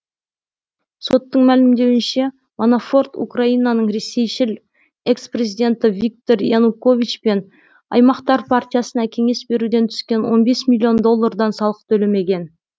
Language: Kazakh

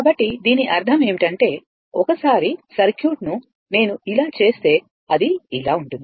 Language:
Telugu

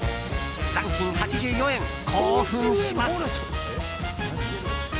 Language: Japanese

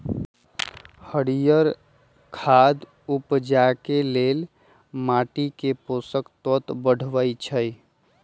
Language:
Magahi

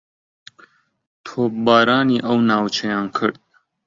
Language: Central Kurdish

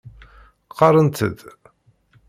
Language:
Kabyle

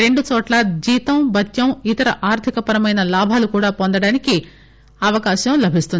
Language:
Telugu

